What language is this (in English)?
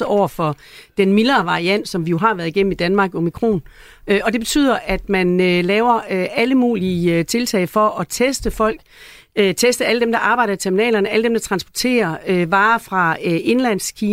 Danish